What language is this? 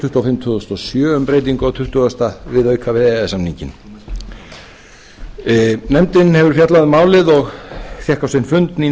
Icelandic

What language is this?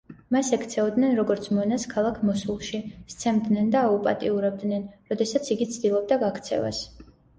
Georgian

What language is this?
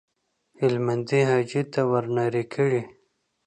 Pashto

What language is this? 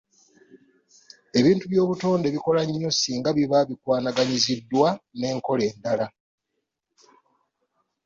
Ganda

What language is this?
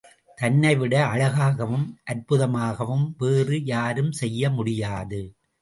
Tamil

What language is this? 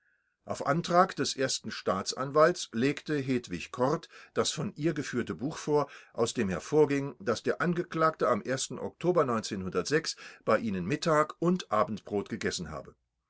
German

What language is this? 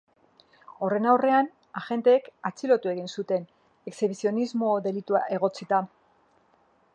Basque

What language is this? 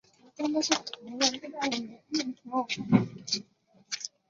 Chinese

